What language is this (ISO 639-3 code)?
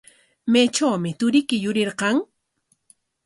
qwa